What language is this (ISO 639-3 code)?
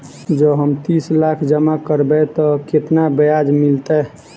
mai